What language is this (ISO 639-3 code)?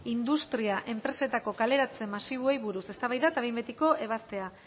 eus